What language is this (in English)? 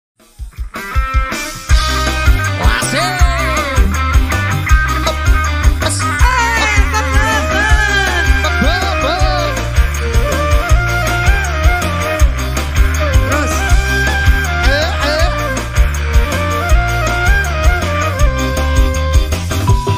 Indonesian